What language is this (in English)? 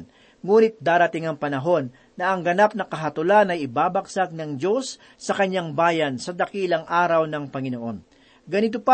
Filipino